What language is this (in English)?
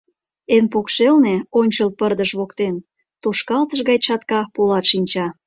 Mari